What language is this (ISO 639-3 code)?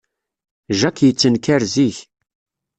kab